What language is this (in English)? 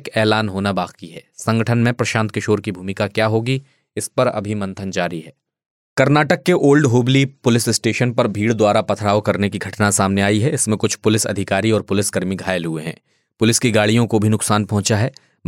Hindi